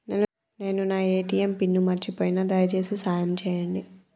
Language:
Telugu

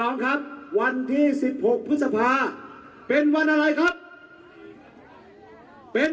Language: Thai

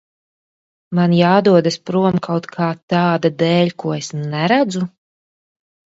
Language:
Latvian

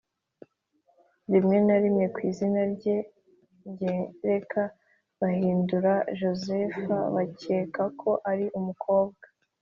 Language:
Kinyarwanda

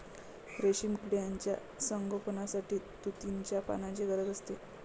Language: Marathi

